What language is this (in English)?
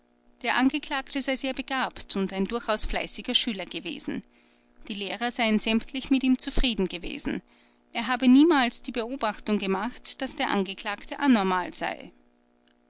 German